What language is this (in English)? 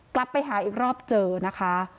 Thai